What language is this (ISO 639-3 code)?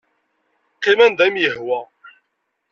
kab